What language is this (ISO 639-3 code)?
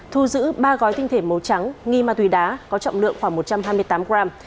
vie